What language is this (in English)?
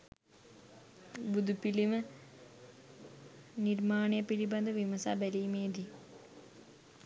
Sinhala